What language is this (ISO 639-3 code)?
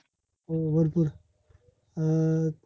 mar